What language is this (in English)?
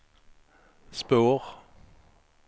Swedish